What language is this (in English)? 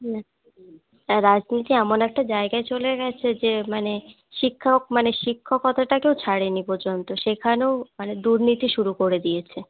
Bangla